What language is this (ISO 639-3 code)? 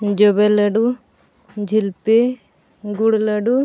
sat